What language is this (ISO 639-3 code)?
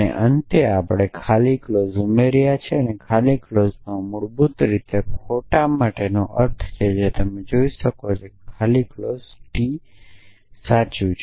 guj